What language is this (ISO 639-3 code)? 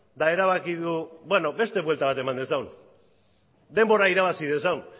eus